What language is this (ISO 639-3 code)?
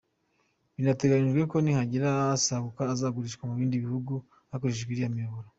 kin